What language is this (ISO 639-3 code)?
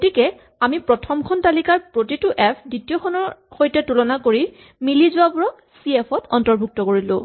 asm